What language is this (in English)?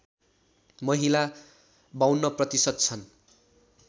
Nepali